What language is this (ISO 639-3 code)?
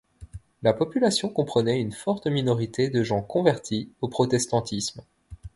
fra